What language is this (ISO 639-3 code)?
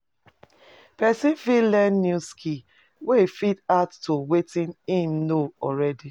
pcm